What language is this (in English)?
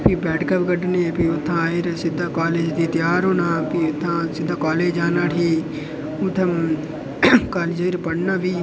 Dogri